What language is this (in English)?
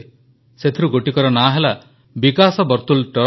Odia